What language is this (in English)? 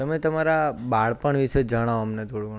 Gujarati